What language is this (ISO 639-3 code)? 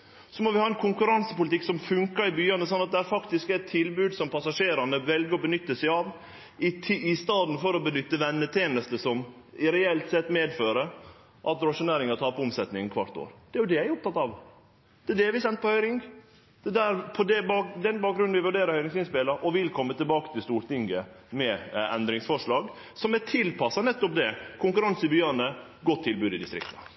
nno